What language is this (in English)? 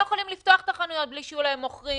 Hebrew